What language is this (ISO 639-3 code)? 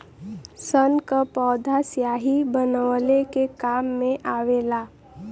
bho